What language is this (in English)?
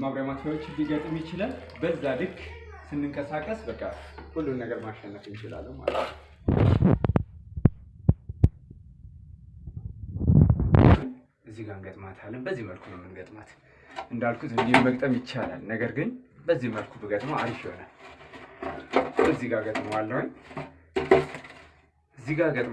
Turkish